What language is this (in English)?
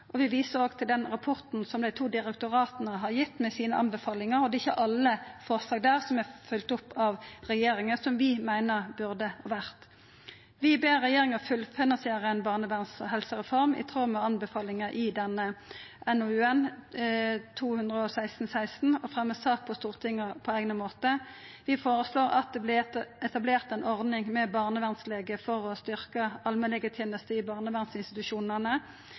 Norwegian Nynorsk